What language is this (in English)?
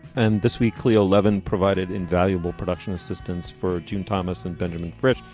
English